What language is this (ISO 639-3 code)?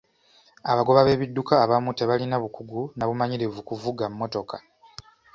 lug